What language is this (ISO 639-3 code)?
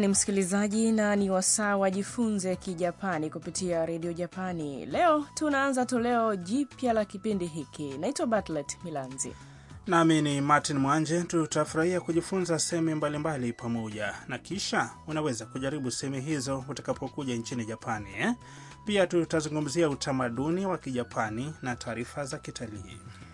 swa